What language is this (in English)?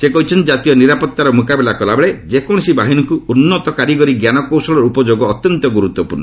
Odia